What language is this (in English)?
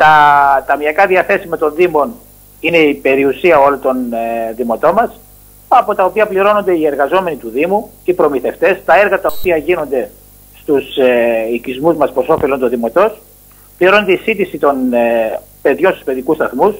Greek